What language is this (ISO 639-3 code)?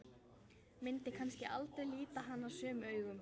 isl